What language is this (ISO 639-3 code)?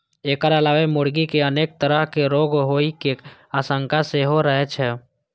mai